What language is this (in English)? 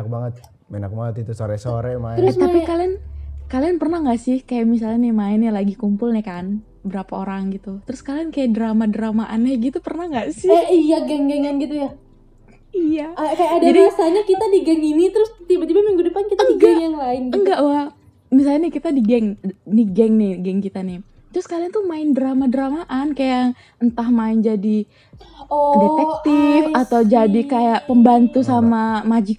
Indonesian